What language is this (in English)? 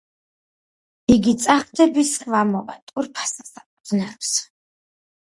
Georgian